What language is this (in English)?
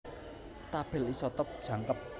Javanese